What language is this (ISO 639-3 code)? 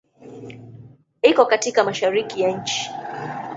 swa